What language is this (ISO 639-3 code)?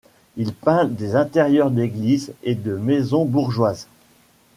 fra